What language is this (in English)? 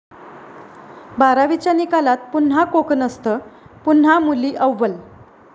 Marathi